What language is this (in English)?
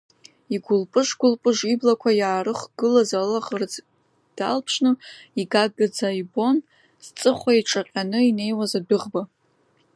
Abkhazian